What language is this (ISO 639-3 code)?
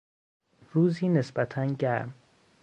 fas